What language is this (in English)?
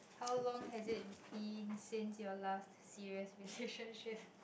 English